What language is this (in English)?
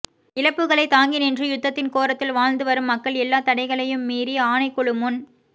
Tamil